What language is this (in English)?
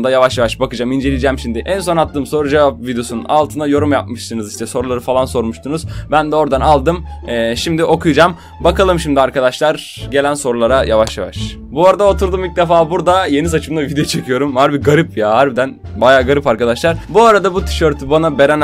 Turkish